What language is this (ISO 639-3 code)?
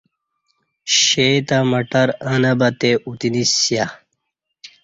bsh